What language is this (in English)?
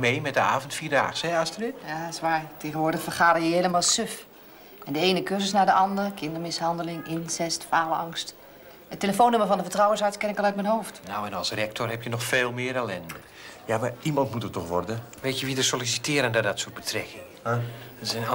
Dutch